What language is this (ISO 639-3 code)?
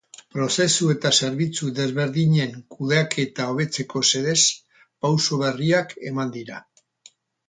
eus